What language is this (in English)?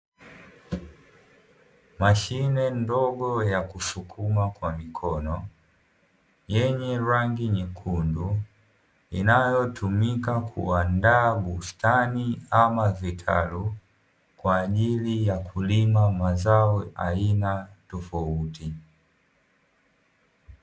Swahili